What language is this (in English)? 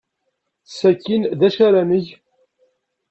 Kabyle